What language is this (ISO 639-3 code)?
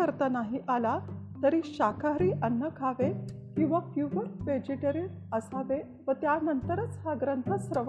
mar